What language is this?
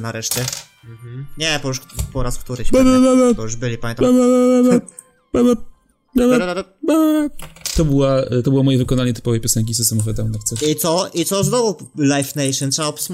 Polish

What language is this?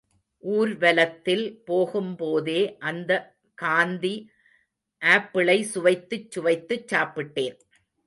Tamil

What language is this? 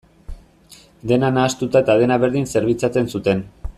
Basque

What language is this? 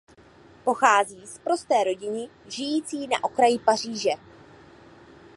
Czech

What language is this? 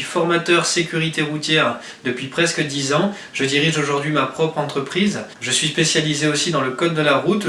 French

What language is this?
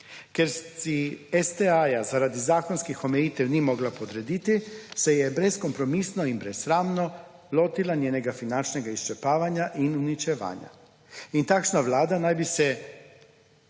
Slovenian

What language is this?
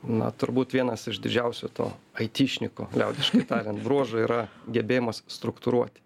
Lithuanian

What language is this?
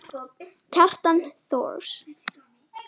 Icelandic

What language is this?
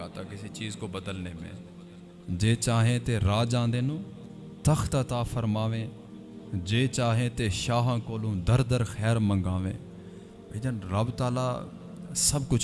Urdu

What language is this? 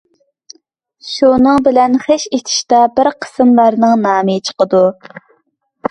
Uyghur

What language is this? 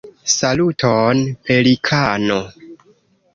Esperanto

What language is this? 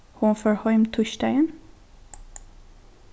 Faroese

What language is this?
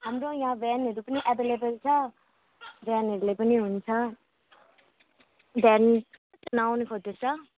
Nepali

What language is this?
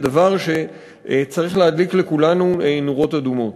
Hebrew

